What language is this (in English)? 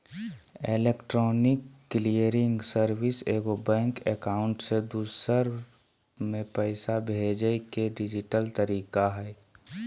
Magahi